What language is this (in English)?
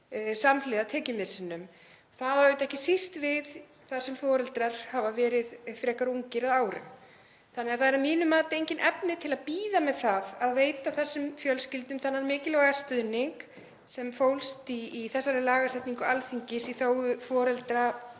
Icelandic